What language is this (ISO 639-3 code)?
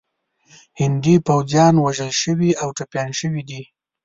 pus